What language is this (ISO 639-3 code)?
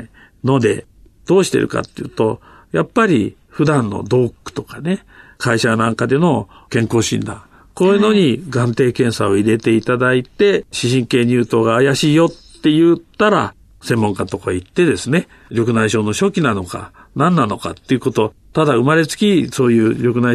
jpn